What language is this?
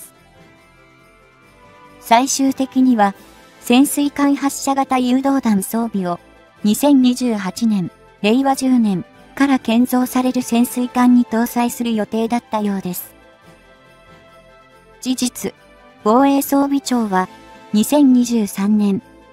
Japanese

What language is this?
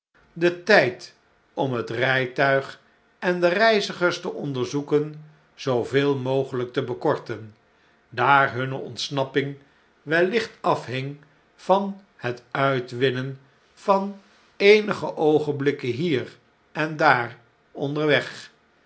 Dutch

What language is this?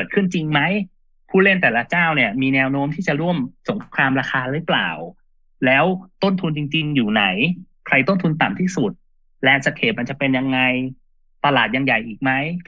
Thai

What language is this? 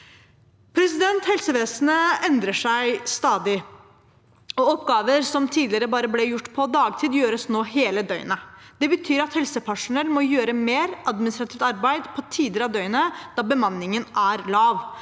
Norwegian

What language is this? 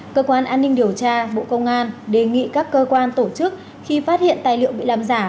Vietnamese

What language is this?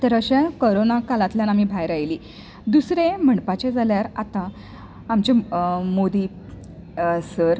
Konkani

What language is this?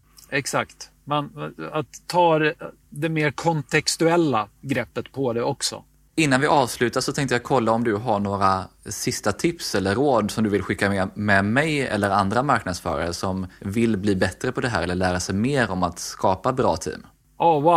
Swedish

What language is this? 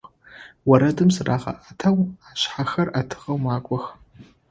Adyghe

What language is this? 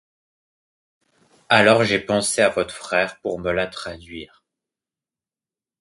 French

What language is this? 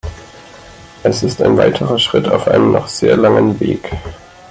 German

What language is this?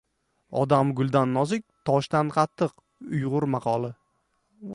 Uzbek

